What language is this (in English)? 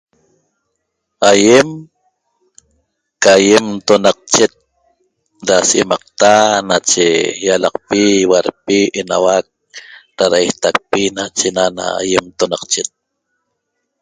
Toba